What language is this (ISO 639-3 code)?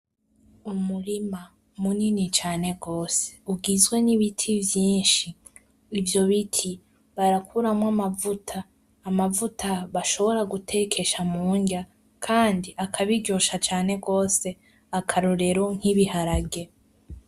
run